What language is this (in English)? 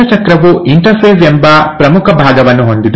Kannada